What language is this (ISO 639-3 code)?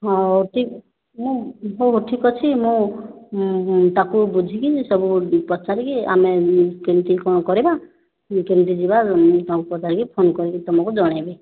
ori